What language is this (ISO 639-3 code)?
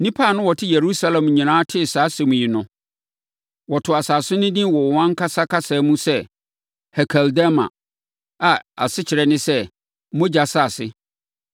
aka